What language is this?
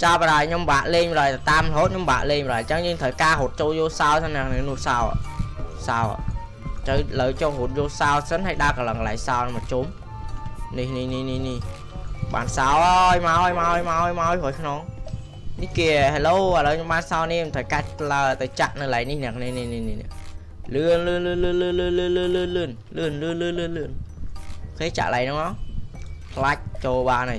Vietnamese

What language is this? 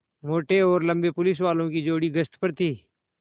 Hindi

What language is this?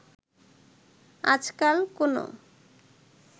Bangla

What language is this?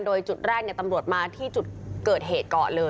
Thai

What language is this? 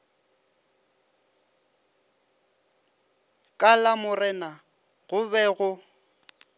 Northern Sotho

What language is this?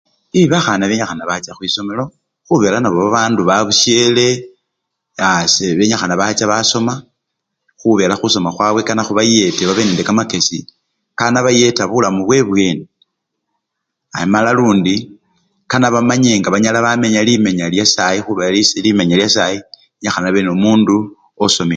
Luyia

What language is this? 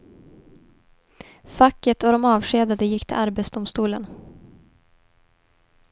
Swedish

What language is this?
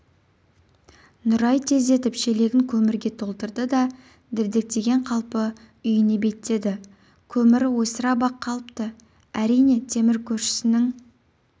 Kazakh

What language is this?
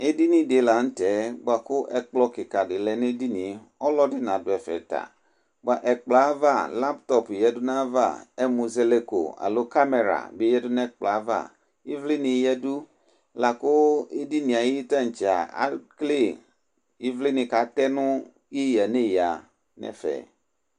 Ikposo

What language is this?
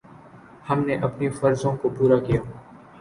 Urdu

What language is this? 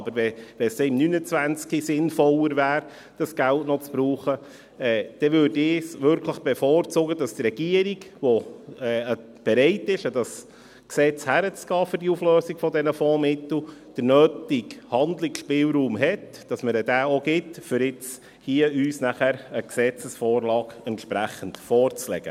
Swiss German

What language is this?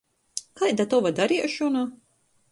Latgalian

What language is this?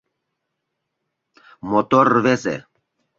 Mari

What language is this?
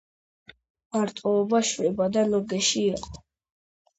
Georgian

